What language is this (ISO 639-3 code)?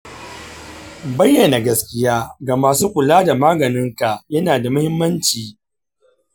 hau